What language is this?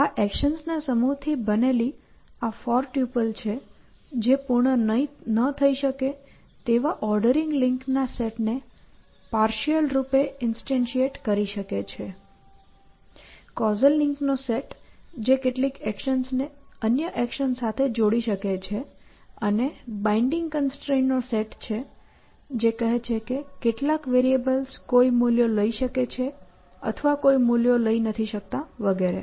Gujarati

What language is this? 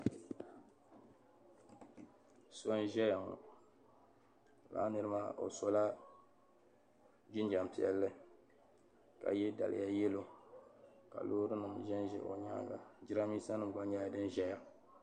Dagbani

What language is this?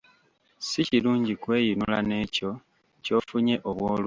Ganda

